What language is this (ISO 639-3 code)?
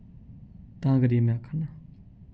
doi